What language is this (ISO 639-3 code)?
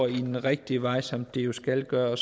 dan